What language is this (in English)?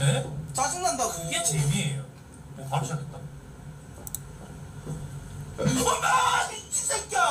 Korean